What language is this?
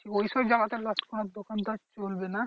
Bangla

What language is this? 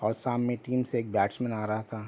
Urdu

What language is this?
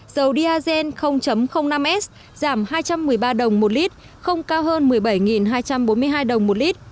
Vietnamese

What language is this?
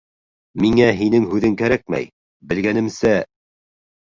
Bashkir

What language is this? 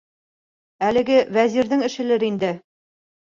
Bashkir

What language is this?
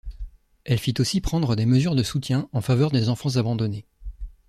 French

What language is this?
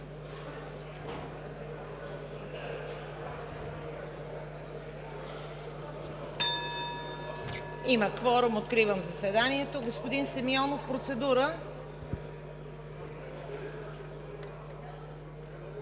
Bulgarian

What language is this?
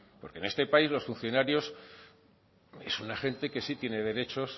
Spanish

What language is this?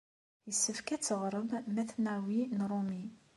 Kabyle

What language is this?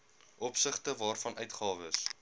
Afrikaans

